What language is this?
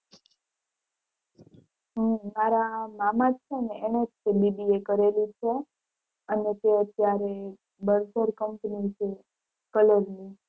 Gujarati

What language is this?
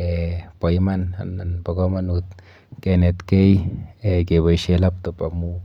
Kalenjin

